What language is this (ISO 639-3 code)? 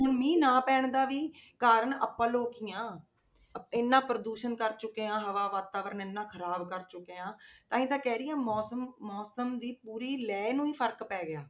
pan